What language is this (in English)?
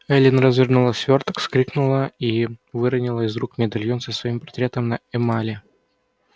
Russian